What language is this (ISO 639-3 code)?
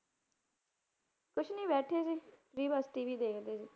pan